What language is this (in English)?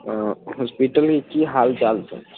Maithili